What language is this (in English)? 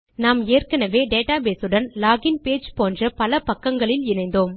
Tamil